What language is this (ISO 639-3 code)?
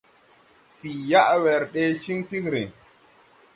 tui